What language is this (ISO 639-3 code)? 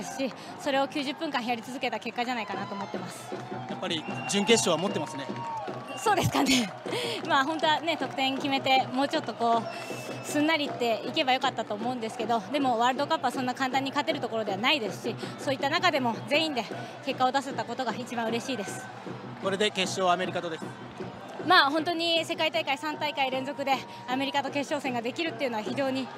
jpn